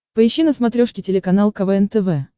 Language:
Russian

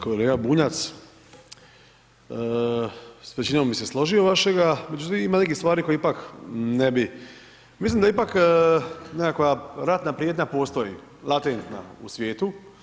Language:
Croatian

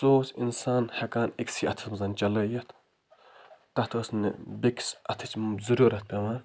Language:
Kashmiri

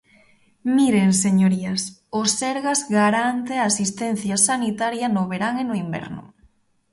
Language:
Galician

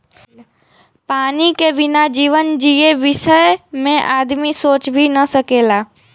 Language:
Bhojpuri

